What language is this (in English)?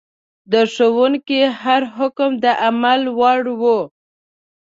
Pashto